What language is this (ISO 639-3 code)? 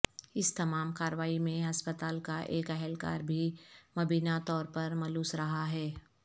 urd